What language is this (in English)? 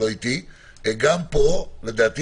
Hebrew